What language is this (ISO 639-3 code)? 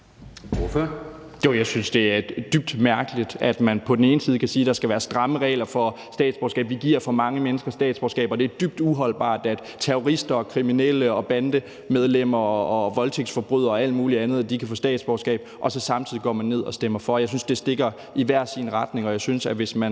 dan